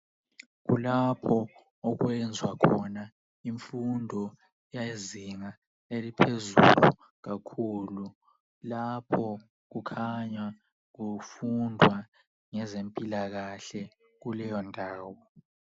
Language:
North Ndebele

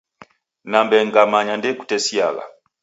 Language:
Taita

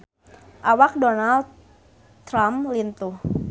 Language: Sundanese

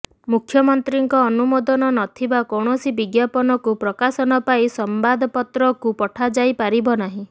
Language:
Odia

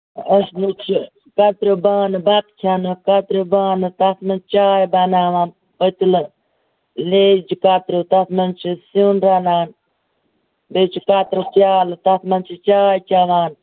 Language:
Kashmiri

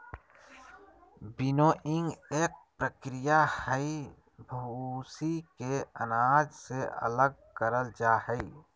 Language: Magahi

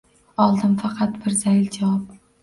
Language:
Uzbek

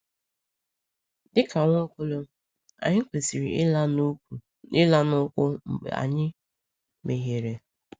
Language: Igbo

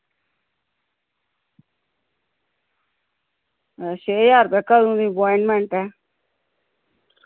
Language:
Dogri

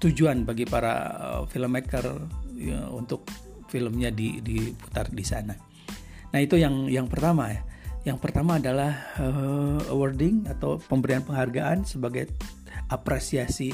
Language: Indonesian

